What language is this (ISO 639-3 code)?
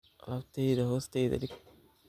som